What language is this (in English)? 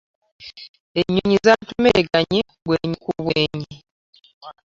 Ganda